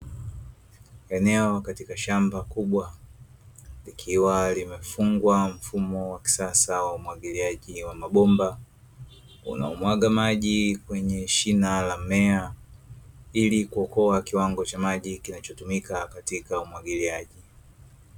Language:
Swahili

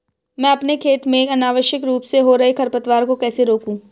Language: Hindi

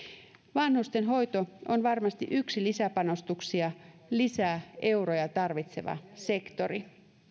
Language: Finnish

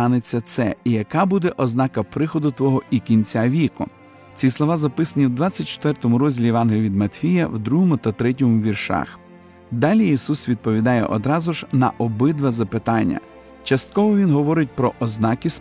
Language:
Ukrainian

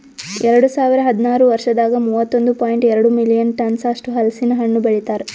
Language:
Kannada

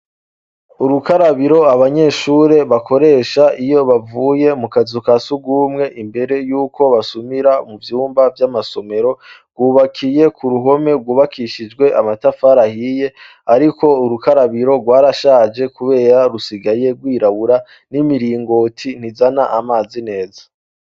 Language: Rundi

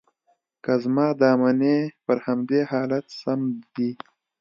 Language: Pashto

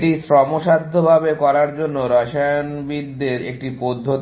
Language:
Bangla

